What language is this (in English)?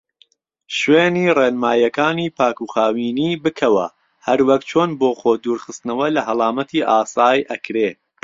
Central Kurdish